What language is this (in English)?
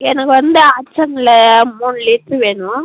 Tamil